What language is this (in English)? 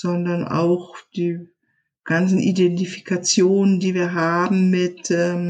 German